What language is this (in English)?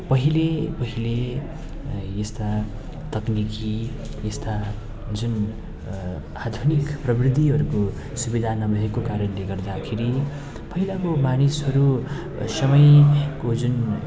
Nepali